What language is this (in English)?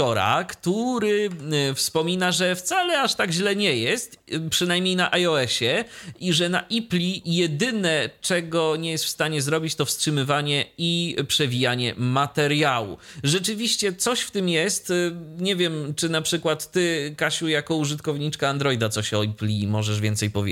Polish